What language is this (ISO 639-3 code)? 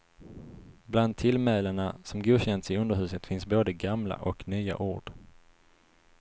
swe